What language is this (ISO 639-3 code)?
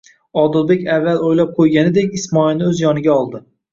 uzb